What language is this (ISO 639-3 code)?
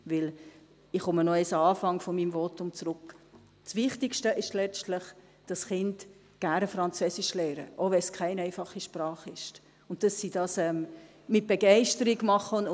gsw